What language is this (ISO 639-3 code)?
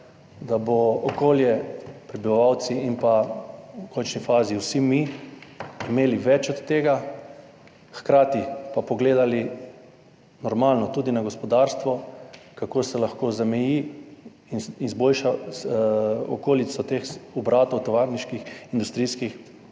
slv